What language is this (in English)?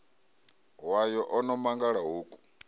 Venda